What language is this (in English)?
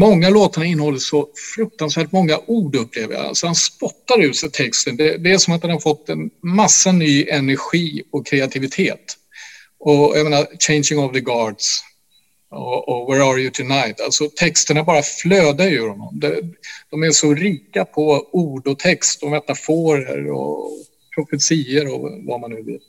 Swedish